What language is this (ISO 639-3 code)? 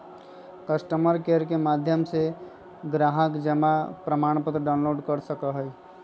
mag